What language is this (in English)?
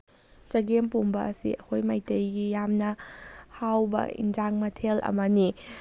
Manipuri